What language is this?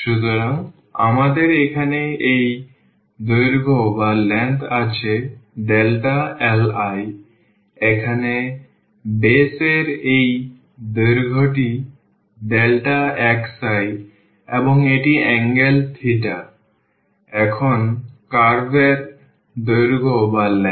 Bangla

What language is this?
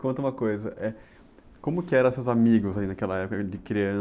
Portuguese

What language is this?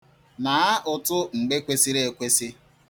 Igbo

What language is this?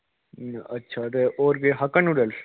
Dogri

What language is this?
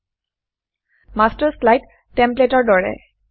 Assamese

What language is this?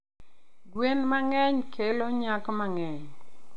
Luo (Kenya and Tanzania)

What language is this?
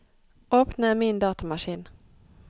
Norwegian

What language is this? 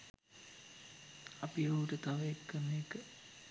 Sinhala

